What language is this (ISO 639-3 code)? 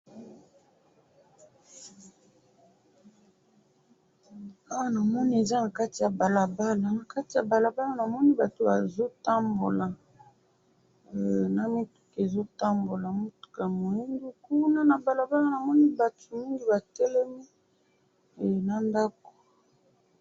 lin